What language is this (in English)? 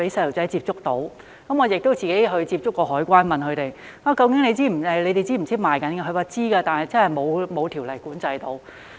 Cantonese